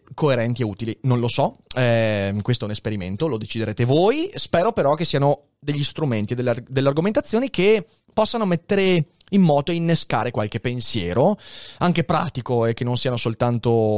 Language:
Italian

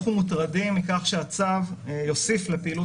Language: Hebrew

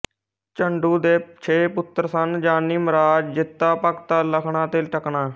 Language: Punjabi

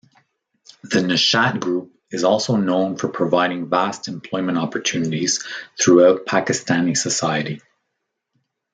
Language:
English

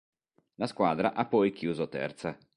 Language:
Italian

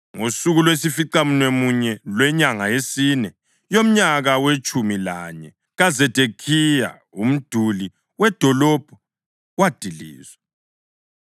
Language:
North Ndebele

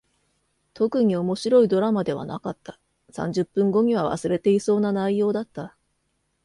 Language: Japanese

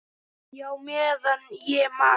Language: Icelandic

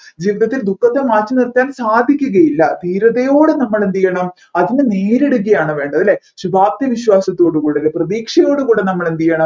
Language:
Malayalam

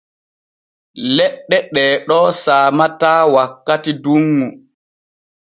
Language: Borgu Fulfulde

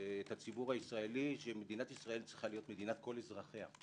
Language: Hebrew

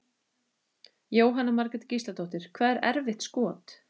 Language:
Icelandic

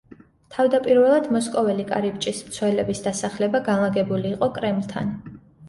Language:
Georgian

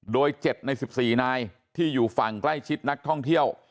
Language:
Thai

